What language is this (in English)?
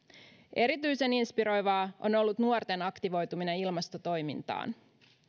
Finnish